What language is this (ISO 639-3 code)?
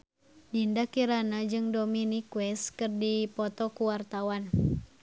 sun